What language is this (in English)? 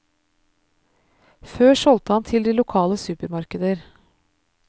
Norwegian